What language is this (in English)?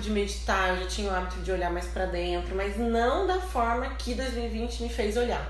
Portuguese